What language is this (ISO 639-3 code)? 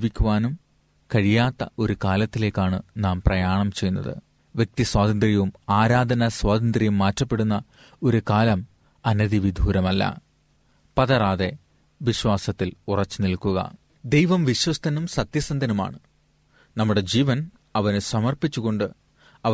mal